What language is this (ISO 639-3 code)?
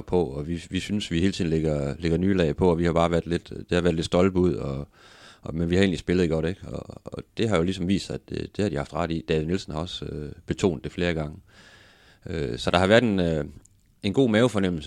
dan